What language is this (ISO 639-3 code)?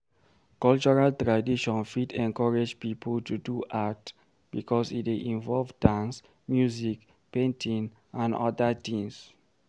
pcm